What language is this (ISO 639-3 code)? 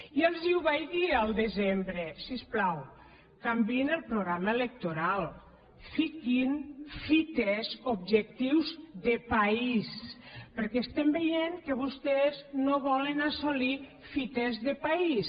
cat